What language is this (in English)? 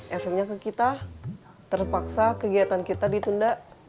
Indonesian